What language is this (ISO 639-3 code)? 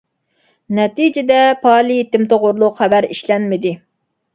uig